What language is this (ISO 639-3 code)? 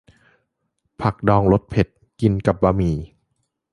tha